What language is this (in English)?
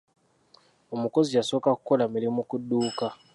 Ganda